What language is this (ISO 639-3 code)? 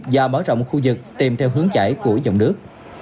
vie